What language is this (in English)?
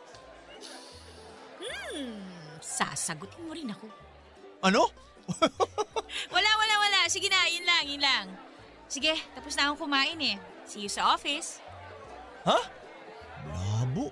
Filipino